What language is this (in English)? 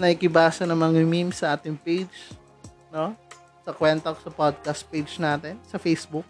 Filipino